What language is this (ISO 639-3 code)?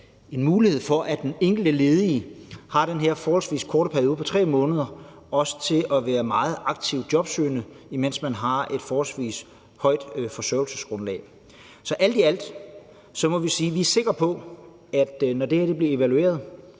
dan